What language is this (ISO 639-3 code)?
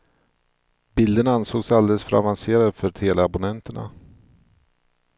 swe